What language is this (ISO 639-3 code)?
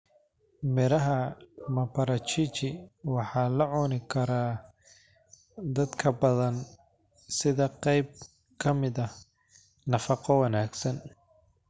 som